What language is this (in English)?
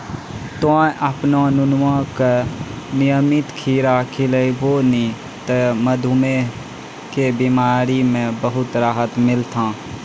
Maithili